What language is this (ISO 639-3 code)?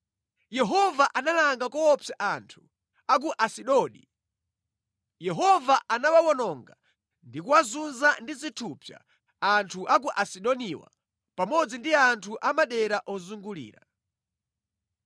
nya